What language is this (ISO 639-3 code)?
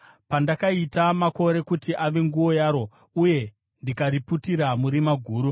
sna